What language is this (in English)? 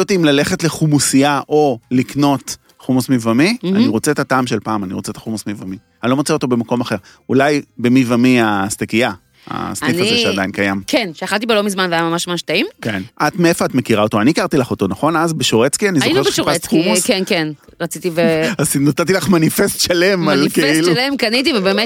Hebrew